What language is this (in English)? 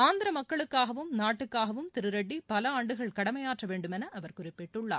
Tamil